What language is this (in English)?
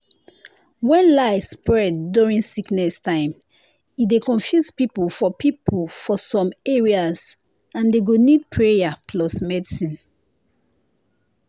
Nigerian Pidgin